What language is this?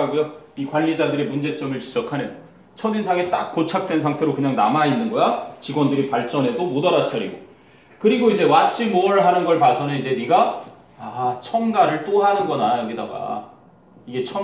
Korean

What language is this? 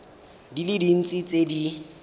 Tswana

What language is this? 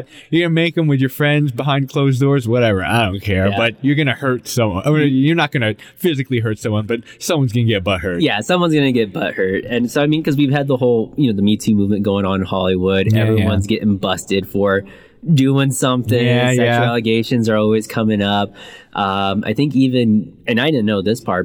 English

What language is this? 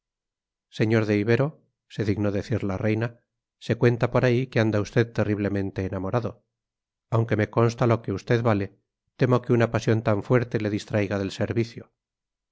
Spanish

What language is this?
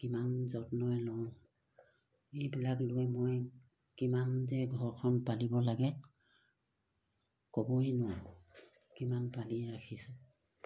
Assamese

